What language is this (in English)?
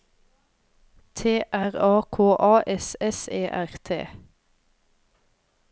Norwegian